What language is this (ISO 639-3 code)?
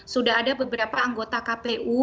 ind